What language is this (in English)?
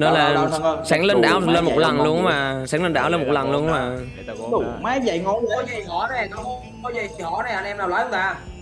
Vietnamese